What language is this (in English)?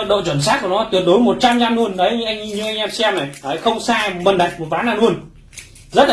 Vietnamese